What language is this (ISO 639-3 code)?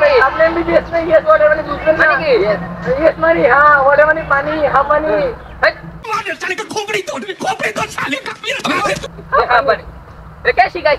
ara